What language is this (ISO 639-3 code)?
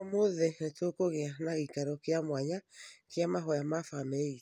kik